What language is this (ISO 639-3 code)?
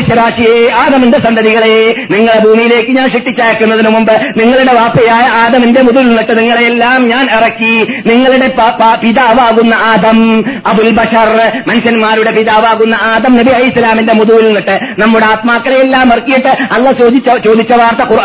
mal